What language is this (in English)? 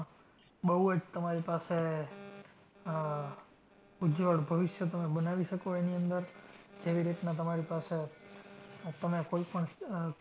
Gujarati